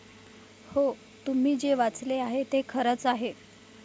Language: Marathi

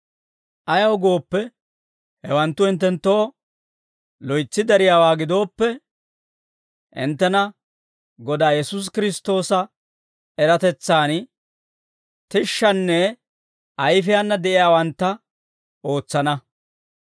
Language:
Dawro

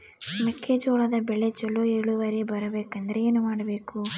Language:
Kannada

